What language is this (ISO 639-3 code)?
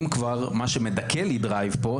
heb